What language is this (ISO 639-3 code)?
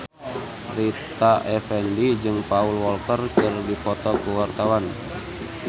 sun